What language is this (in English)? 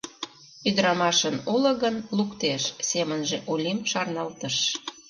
Mari